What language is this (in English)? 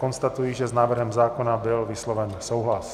Czech